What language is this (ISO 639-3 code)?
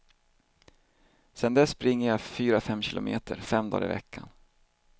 swe